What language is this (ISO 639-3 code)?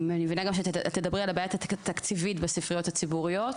heb